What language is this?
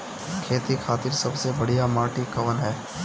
Bhojpuri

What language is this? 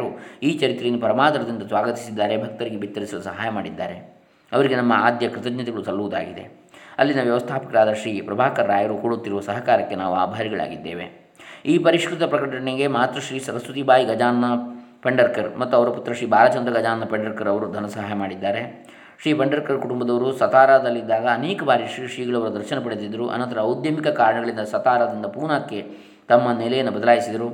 Kannada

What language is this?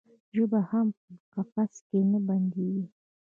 Pashto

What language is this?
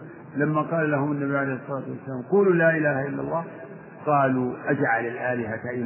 Arabic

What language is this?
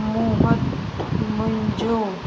Sindhi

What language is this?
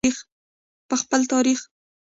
Pashto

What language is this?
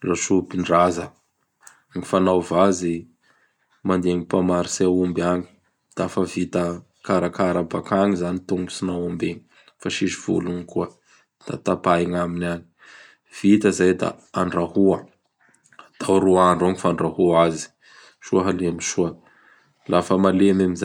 Bara Malagasy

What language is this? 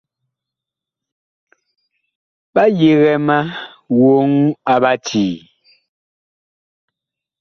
Bakoko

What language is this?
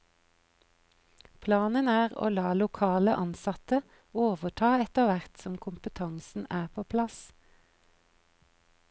Norwegian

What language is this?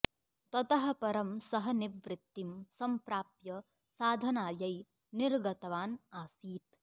Sanskrit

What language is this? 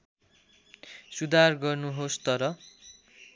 Nepali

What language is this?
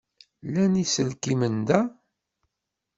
Kabyle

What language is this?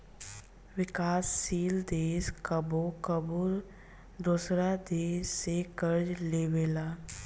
Bhojpuri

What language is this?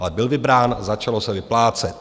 Czech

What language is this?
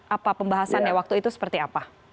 Indonesian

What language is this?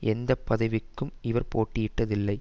Tamil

